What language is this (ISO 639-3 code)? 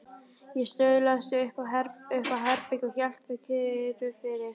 isl